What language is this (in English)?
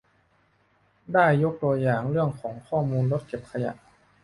Thai